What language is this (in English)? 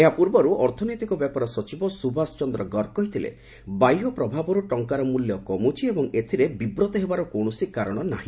Odia